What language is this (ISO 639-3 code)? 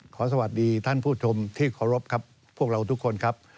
tha